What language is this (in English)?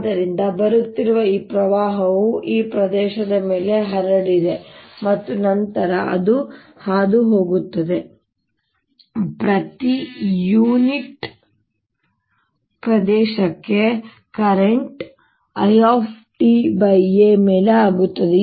Kannada